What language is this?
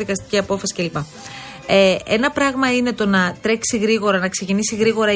Greek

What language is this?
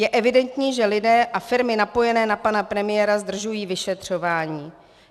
Czech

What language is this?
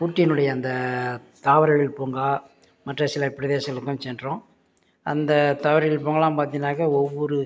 Tamil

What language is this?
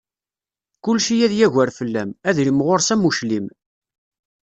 Kabyle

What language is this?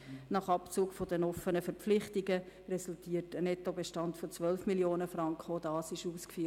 Swiss German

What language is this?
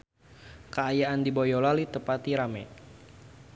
Sundanese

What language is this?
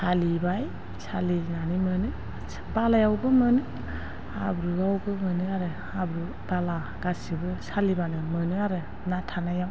Bodo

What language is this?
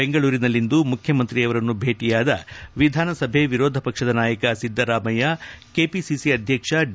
Kannada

